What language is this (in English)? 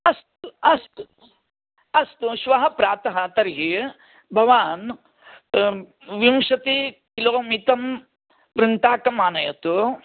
Sanskrit